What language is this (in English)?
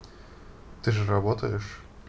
Russian